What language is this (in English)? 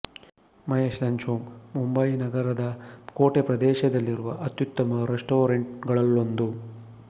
Kannada